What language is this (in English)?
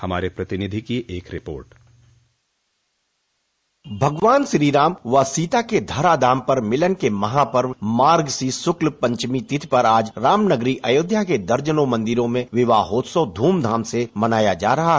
Hindi